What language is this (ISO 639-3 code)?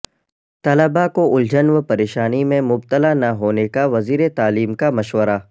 urd